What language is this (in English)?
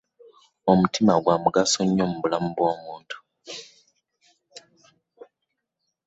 Ganda